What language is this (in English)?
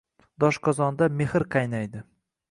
Uzbek